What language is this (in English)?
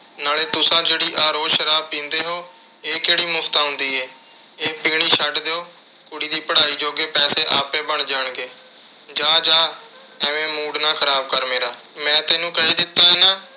Punjabi